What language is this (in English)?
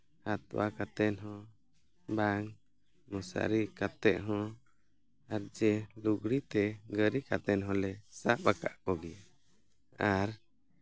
Santali